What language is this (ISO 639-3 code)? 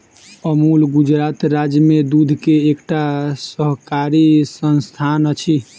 mai